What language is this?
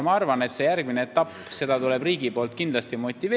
Estonian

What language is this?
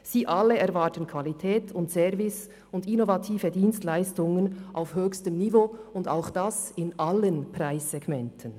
Swiss German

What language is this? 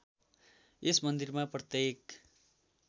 Nepali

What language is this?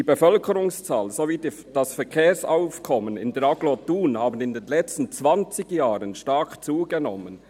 Swiss German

